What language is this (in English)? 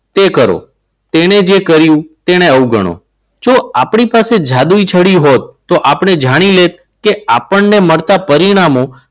Gujarati